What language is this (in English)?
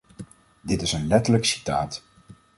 Dutch